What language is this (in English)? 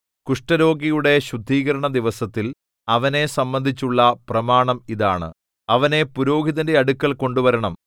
Malayalam